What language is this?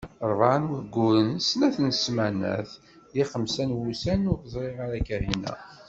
Kabyle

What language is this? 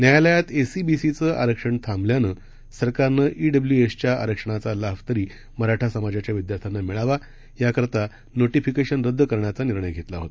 Marathi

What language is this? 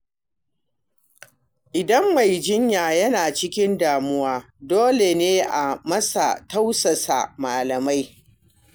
Hausa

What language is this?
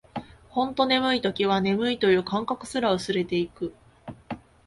Japanese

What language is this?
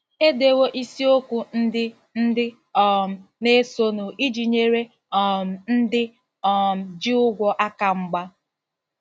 Igbo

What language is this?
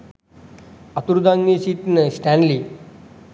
Sinhala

